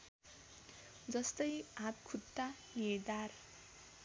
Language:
Nepali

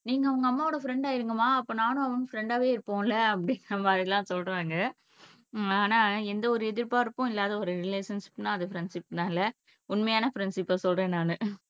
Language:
Tamil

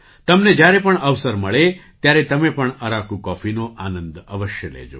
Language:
Gujarati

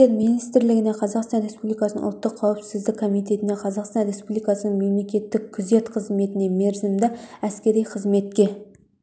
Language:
Kazakh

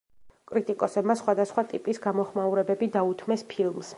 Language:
Georgian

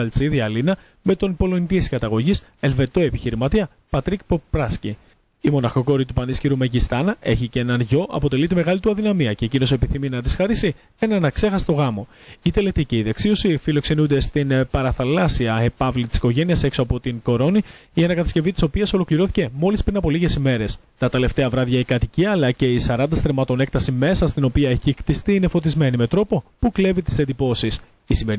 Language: Greek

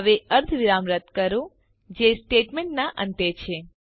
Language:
Gujarati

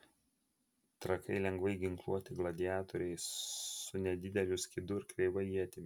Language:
Lithuanian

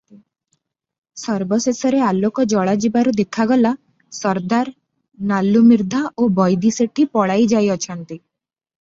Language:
Odia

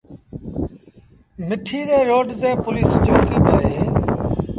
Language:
Sindhi Bhil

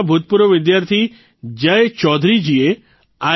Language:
Gujarati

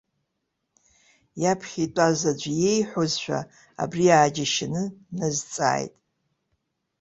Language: Abkhazian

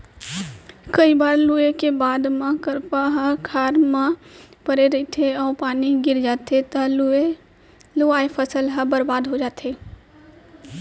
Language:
Chhattisgarhi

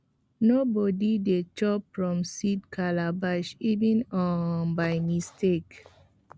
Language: Nigerian Pidgin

